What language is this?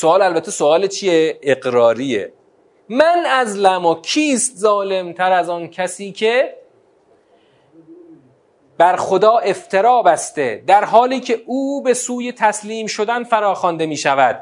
Persian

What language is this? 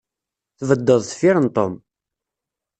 Kabyle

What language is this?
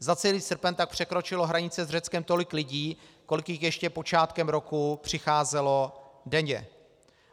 Czech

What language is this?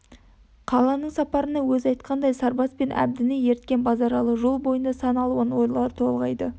Kazakh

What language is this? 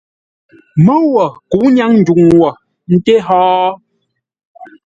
Ngombale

